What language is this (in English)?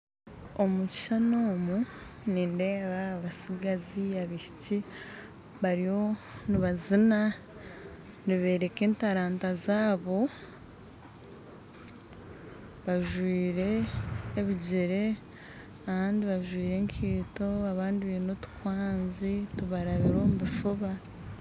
Nyankole